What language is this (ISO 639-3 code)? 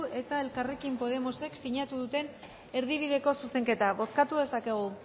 eus